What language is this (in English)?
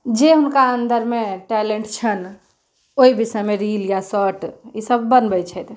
Maithili